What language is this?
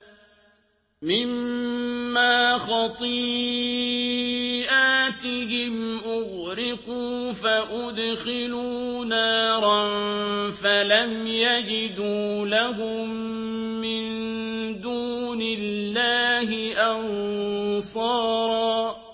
Arabic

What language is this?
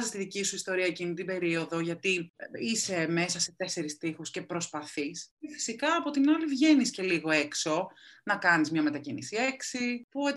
Greek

